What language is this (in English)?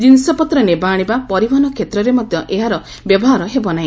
Odia